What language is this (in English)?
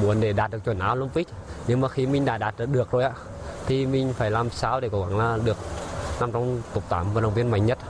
Vietnamese